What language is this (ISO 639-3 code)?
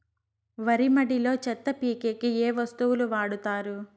tel